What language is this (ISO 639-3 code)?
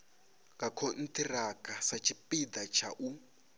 ven